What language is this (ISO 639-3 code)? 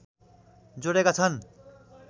nep